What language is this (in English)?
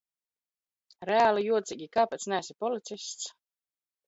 Latvian